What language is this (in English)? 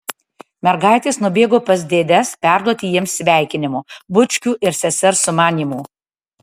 Lithuanian